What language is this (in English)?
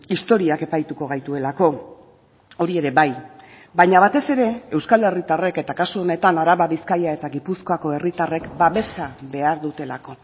Basque